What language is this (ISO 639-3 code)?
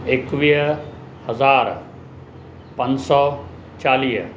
snd